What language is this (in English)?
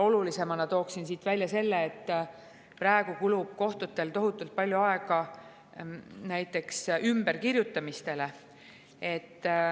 Estonian